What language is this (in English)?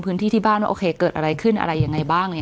Thai